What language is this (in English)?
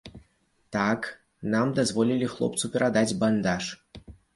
Belarusian